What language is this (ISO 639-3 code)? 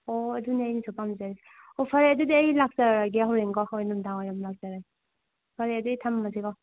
mni